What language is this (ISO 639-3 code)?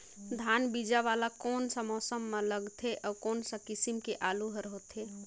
hne